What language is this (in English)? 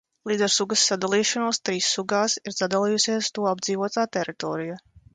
Latvian